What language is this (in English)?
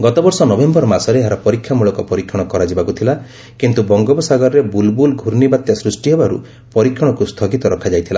Odia